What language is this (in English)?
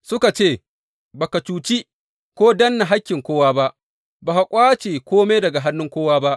Hausa